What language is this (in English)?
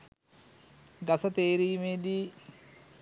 Sinhala